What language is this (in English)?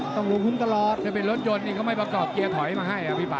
Thai